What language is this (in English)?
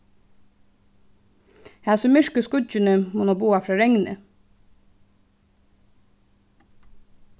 Faroese